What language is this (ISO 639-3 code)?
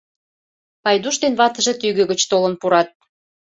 chm